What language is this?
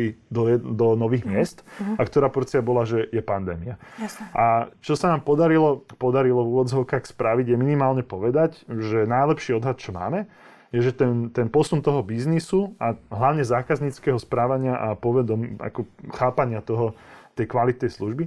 Slovak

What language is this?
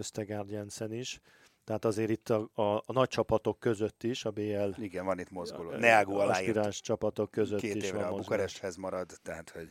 Hungarian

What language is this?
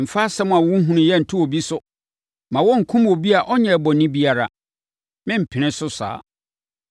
Akan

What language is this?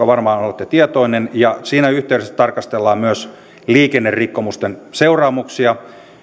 Finnish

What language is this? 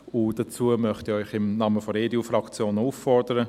Swiss German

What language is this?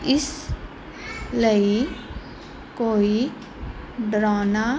Punjabi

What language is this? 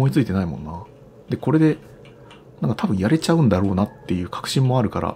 Japanese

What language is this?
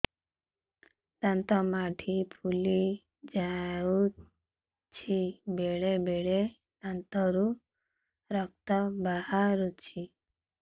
Odia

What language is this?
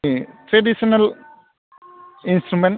Bodo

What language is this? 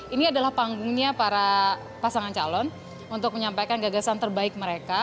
Indonesian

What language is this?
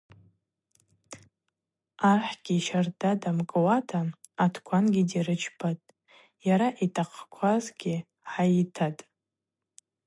Abaza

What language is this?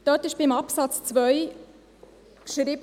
Swiss German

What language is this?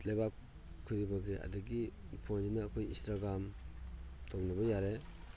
Manipuri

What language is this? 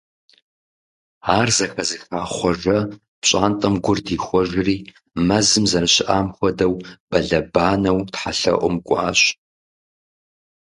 Kabardian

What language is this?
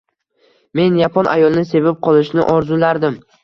Uzbek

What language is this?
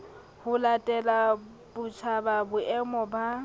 Southern Sotho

